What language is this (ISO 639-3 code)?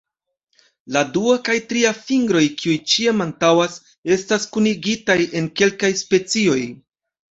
epo